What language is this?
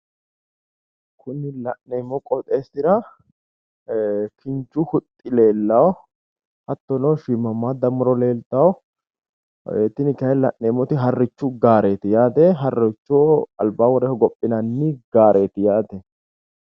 Sidamo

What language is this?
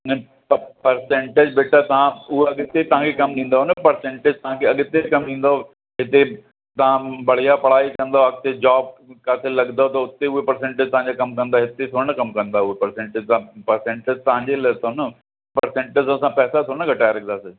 Sindhi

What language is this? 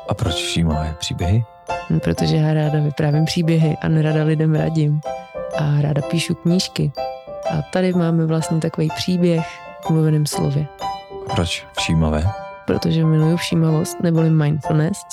Czech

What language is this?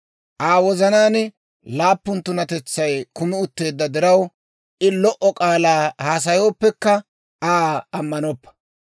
Dawro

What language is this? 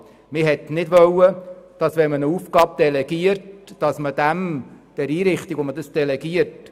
Swiss German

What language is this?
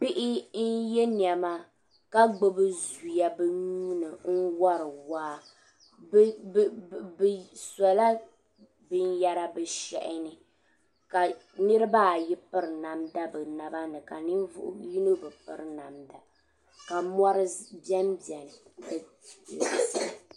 Dagbani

